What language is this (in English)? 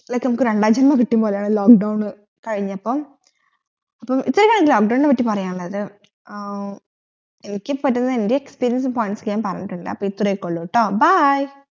Malayalam